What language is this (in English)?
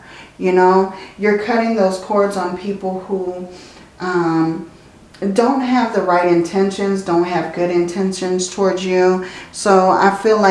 English